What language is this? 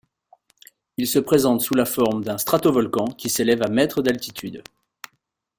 French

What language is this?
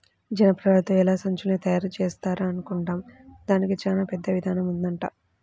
Telugu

